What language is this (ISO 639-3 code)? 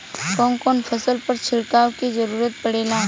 bho